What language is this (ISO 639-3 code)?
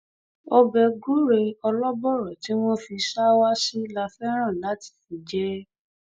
yor